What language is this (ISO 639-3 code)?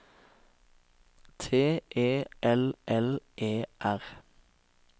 nor